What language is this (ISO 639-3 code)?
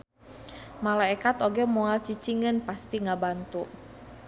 sun